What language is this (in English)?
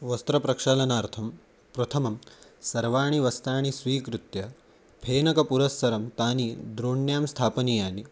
Sanskrit